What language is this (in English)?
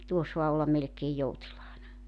Finnish